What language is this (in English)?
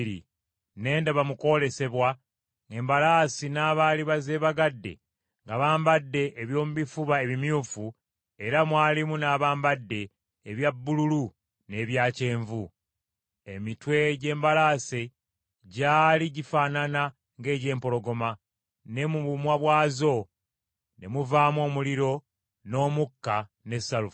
Ganda